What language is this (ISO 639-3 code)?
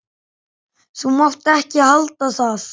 isl